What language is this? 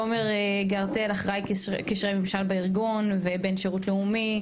Hebrew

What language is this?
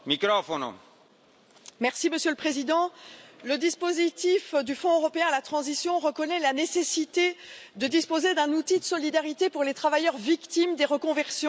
French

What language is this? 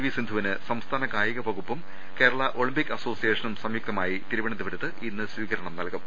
Malayalam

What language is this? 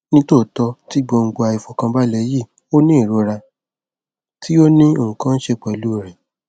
Yoruba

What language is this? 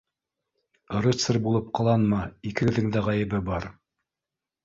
Bashkir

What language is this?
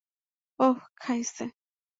Bangla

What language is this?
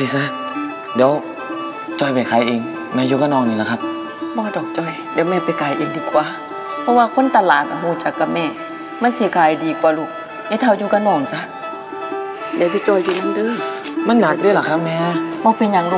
Thai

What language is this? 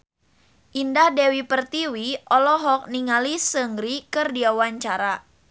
Sundanese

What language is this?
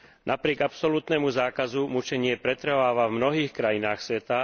Slovak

